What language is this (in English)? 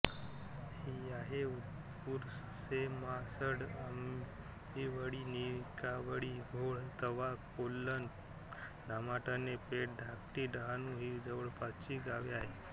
Marathi